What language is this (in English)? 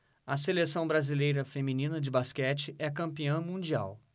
Portuguese